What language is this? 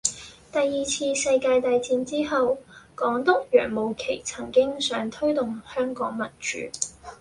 Cantonese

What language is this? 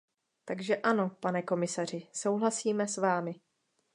Czech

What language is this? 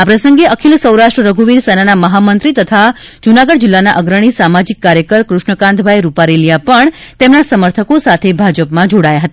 Gujarati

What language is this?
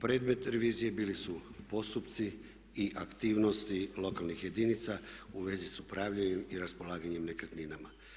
Croatian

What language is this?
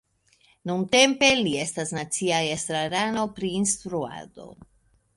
Esperanto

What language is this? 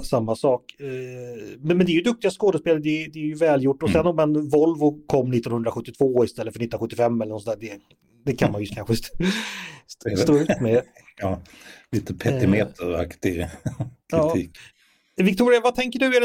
Swedish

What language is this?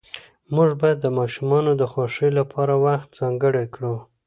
Pashto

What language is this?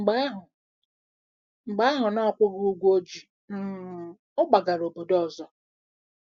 Igbo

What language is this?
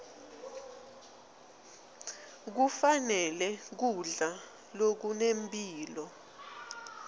Swati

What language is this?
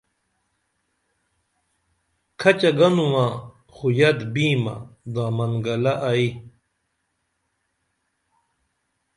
Dameli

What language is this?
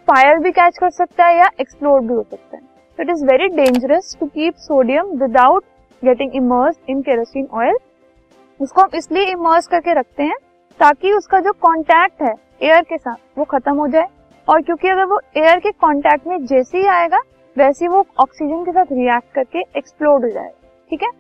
Hindi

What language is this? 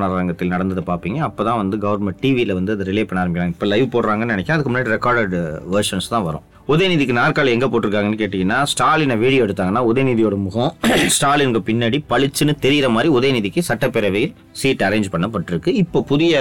Tamil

